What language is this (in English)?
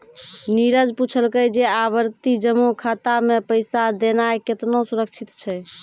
Maithili